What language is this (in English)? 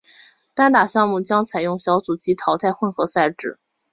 Chinese